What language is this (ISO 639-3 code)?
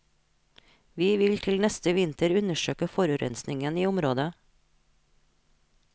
nor